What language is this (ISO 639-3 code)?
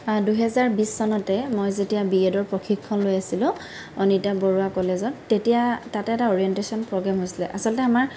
asm